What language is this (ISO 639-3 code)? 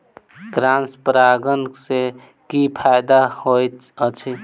mai